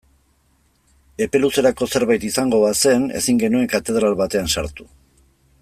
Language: Basque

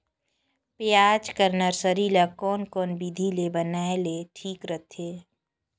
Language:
Chhattisgarhi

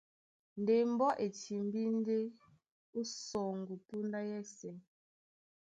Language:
Duala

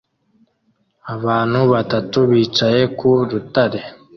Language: Kinyarwanda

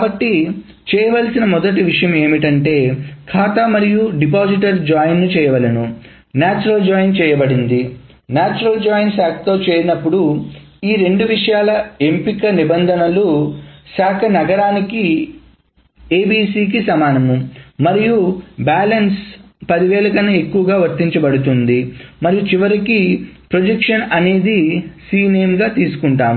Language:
Telugu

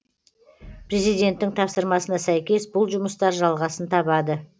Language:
Kazakh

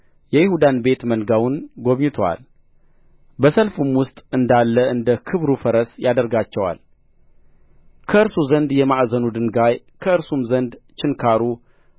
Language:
Amharic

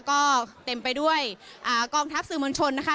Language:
Thai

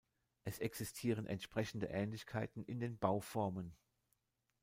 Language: German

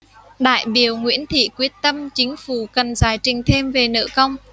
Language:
Vietnamese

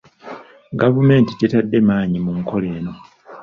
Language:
Ganda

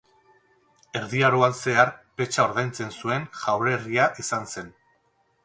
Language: Basque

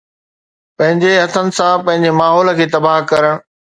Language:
Sindhi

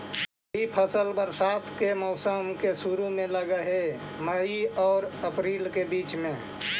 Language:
Magahi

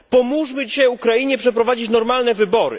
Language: Polish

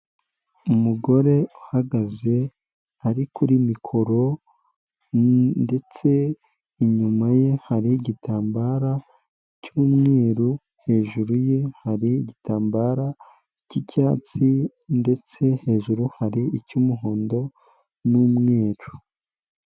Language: Kinyarwanda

